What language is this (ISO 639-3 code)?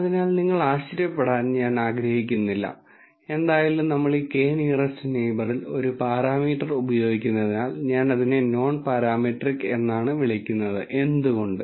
mal